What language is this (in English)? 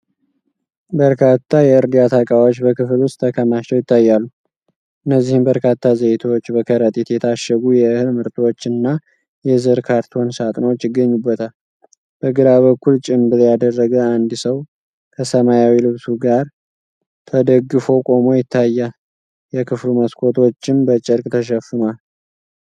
Amharic